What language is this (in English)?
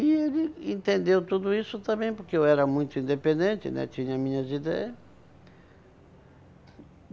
Portuguese